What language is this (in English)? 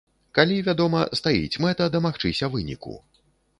Belarusian